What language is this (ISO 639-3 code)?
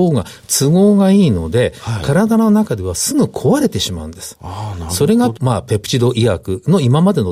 jpn